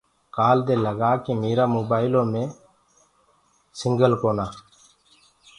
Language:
Gurgula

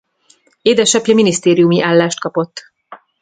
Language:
Hungarian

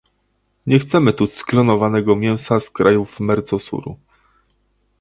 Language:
Polish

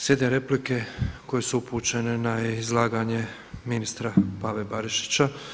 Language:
Croatian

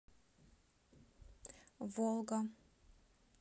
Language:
Russian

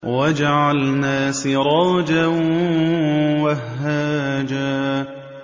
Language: Arabic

